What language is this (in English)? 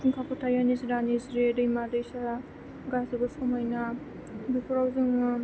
Bodo